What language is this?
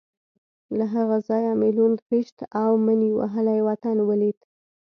Pashto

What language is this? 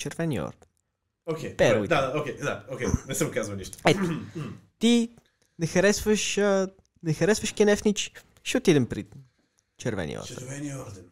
Bulgarian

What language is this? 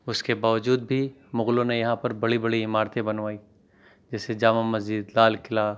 Urdu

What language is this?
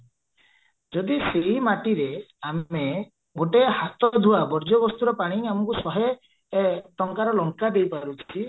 Odia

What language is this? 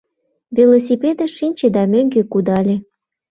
Mari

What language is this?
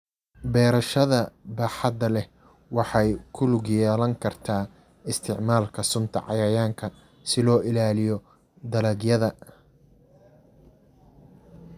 Somali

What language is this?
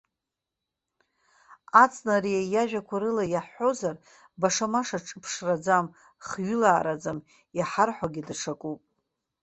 Abkhazian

